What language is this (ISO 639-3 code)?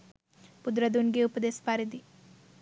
sin